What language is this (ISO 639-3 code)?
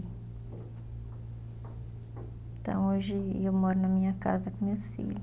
por